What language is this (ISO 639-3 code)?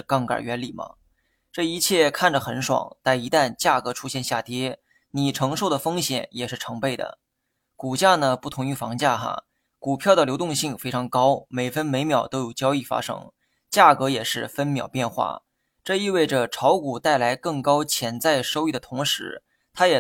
zho